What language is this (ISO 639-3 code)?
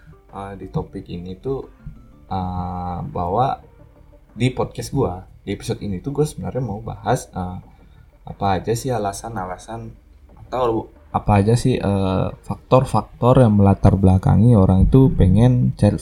ind